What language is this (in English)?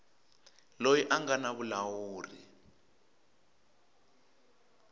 Tsonga